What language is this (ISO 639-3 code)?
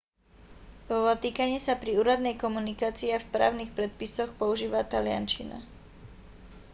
slk